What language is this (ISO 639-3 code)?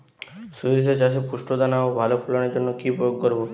ben